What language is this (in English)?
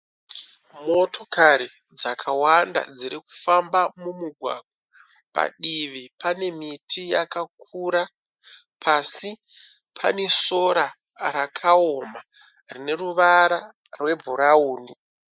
Shona